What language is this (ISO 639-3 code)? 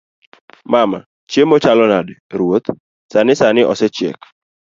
luo